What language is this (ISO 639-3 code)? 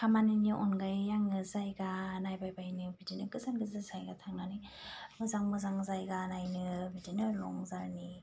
brx